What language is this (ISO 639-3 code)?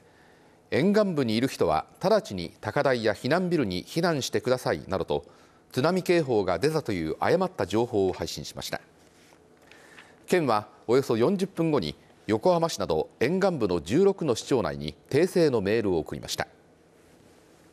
jpn